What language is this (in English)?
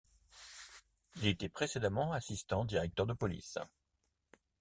French